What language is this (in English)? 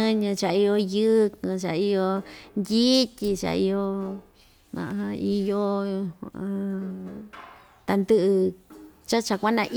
Ixtayutla Mixtec